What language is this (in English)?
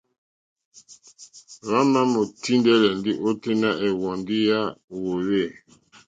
Mokpwe